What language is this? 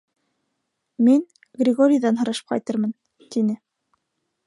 Bashkir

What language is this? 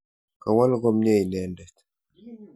Kalenjin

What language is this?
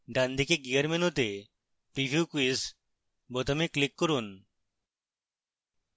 Bangla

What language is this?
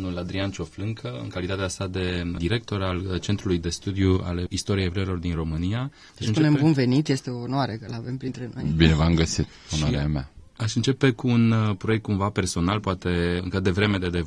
Romanian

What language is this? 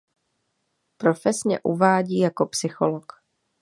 Czech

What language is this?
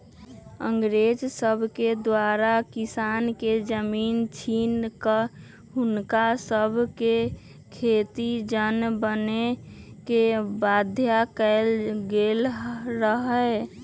Magahi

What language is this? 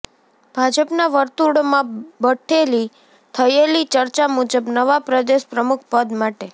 Gujarati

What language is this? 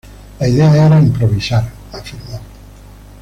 Spanish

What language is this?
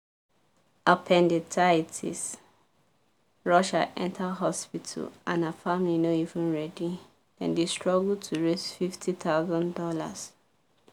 Nigerian Pidgin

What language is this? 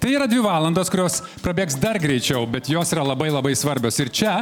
Lithuanian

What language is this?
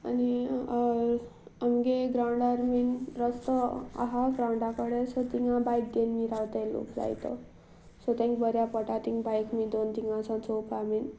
Konkani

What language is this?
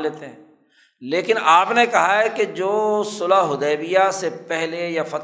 Urdu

